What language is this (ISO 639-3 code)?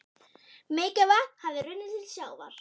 isl